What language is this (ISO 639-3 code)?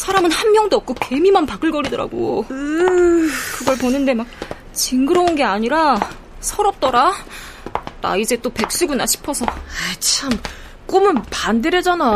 kor